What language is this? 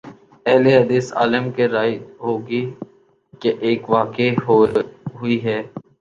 Urdu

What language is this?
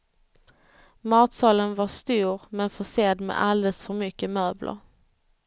Swedish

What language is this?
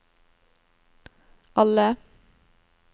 Norwegian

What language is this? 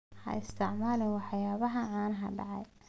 Somali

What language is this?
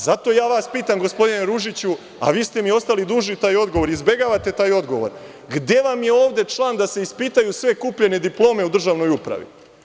Serbian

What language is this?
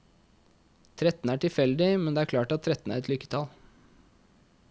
Norwegian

